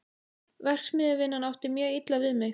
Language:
Icelandic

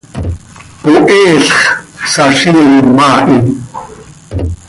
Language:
Seri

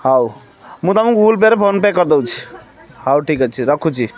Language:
Odia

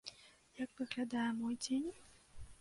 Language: Belarusian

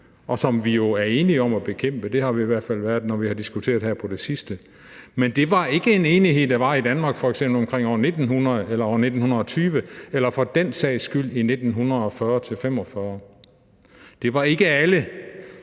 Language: Danish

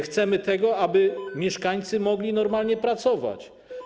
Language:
Polish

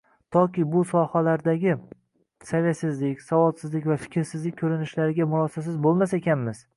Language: Uzbek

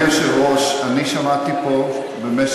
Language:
Hebrew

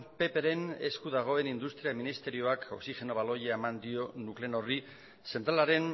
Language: Basque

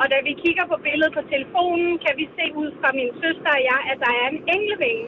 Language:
Danish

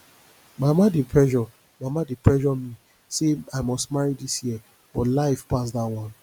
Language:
Nigerian Pidgin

